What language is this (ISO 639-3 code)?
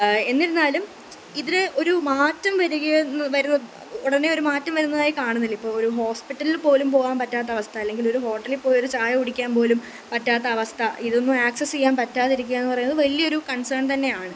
mal